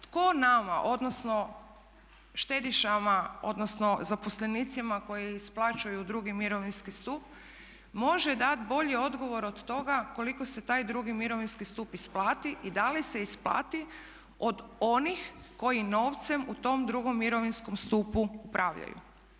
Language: Croatian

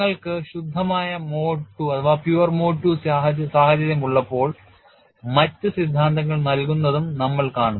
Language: Malayalam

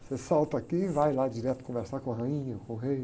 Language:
Portuguese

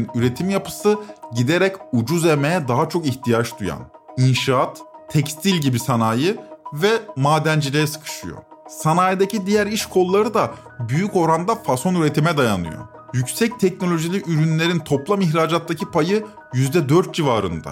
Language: Turkish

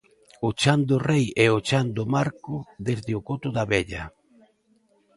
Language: Galician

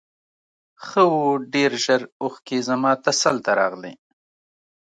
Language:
Pashto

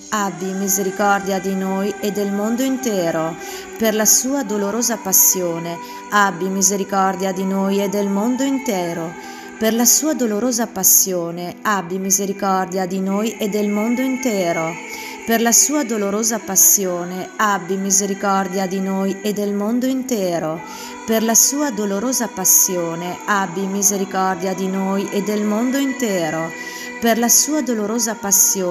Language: Italian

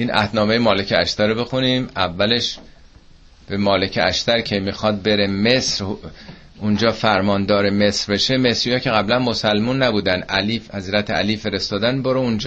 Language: Persian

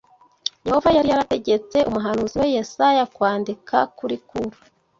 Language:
Kinyarwanda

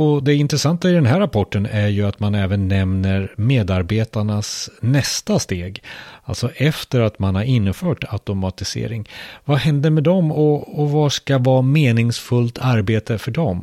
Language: Swedish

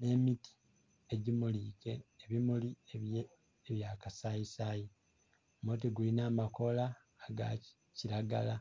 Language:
Soga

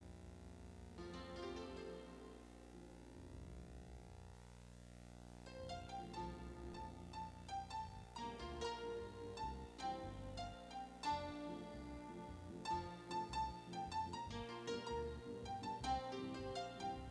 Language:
English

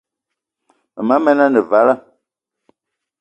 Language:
Eton (Cameroon)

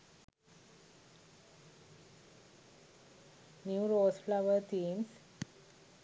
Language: Sinhala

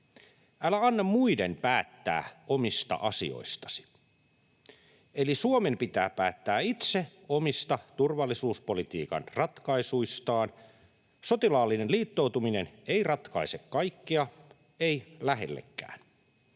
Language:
Finnish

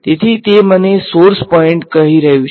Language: Gujarati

